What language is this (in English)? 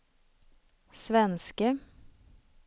Swedish